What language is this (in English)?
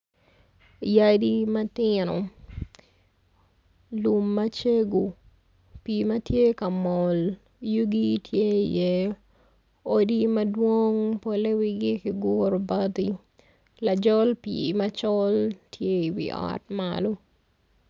Acoli